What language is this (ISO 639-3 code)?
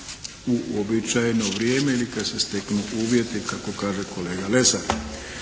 hrv